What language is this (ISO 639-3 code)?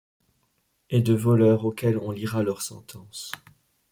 fra